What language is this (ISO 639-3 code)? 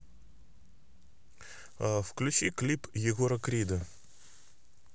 rus